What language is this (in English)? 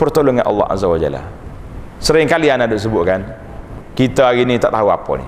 Malay